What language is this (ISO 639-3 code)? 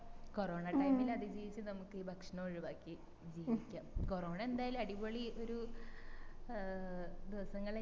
mal